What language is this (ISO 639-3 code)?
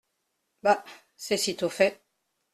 fra